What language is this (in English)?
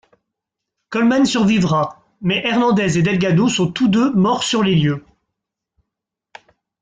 French